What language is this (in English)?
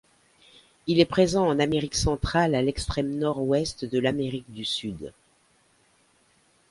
French